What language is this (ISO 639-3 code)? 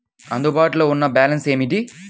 tel